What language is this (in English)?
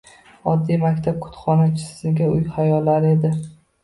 Uzbek